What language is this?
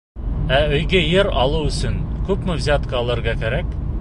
Bashkir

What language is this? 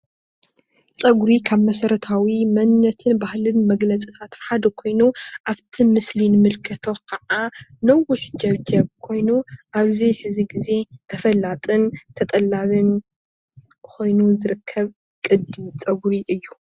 Tigrinya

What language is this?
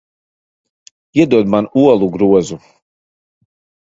Latvian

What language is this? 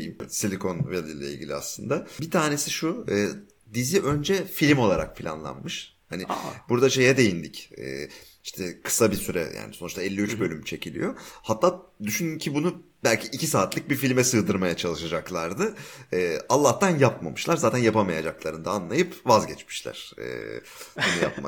Turkish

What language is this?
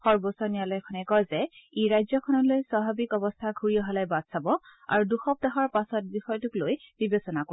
Assamese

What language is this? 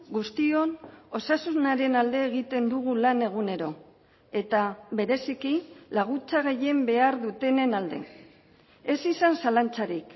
Basque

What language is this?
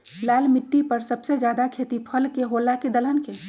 Magahi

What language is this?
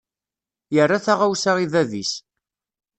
Kabyle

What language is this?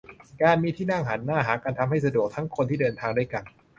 Thai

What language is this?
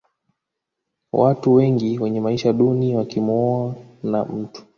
Swahili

